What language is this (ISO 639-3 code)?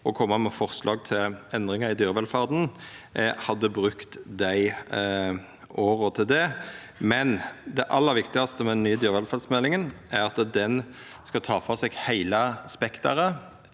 nor